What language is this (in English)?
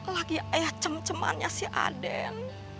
Indonesian